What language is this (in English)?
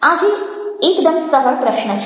Gujarati